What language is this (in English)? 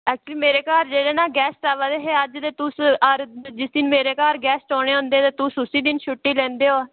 Dogri